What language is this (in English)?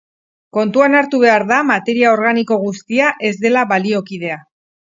Basque